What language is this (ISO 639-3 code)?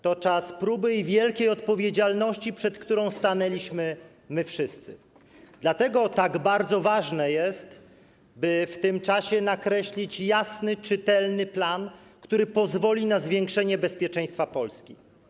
pol